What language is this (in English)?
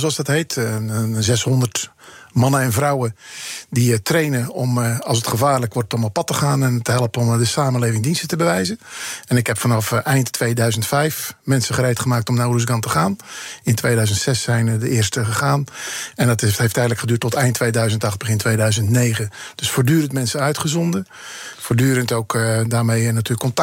Dutch